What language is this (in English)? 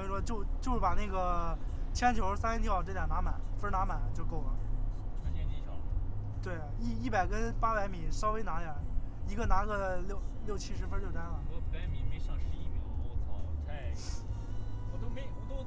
Chinese